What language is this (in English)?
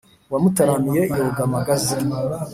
Kinyarwanda